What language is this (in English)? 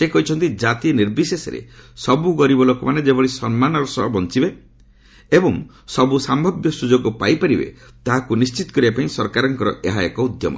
Odia